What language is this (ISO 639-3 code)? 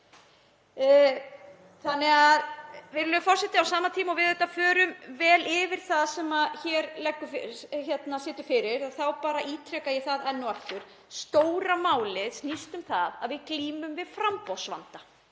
isl